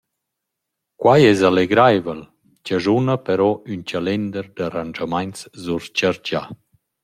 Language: Romansh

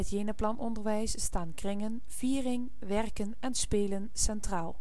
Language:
Dutch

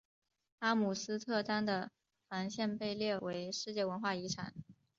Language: Chinese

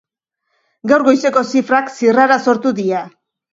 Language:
Basque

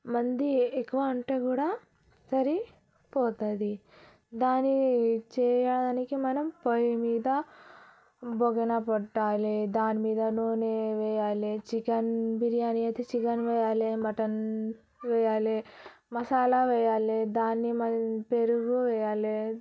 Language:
Telugu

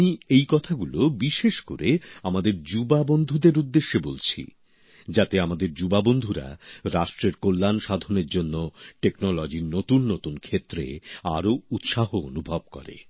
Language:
Bangla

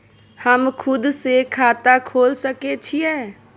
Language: Maithili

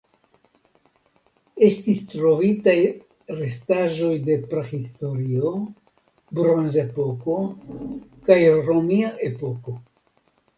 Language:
Esperanto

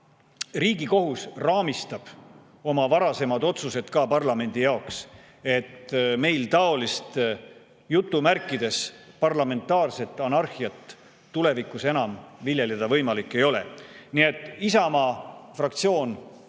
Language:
Estonian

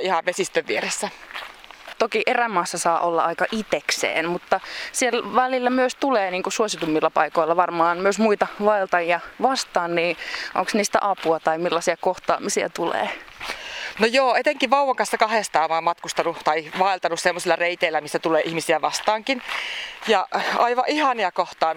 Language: Finnish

